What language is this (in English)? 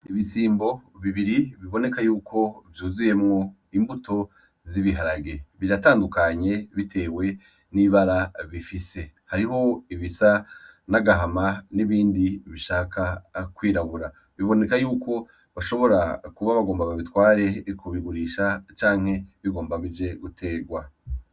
Rundi